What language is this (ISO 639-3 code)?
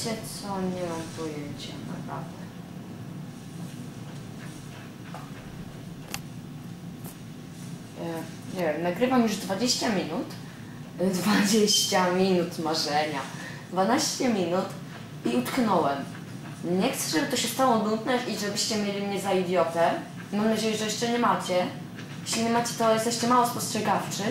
pol